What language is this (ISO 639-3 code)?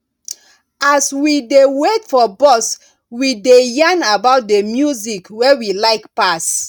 pcm